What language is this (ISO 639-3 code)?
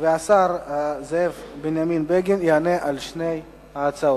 heb